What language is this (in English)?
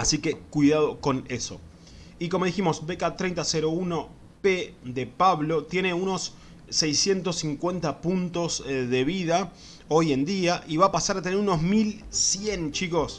Spanish